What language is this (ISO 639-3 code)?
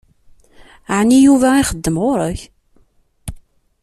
kab